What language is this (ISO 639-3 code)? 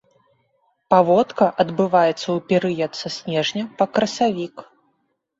bel